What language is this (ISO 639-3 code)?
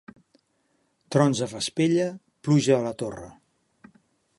cat